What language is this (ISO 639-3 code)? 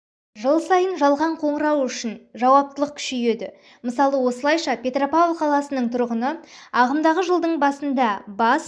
kaz